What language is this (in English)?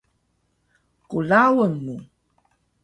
Taroko